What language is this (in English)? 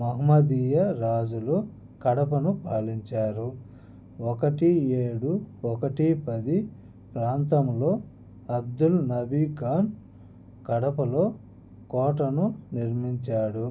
Telugu